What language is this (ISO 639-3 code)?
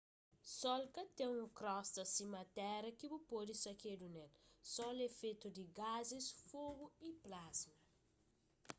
kea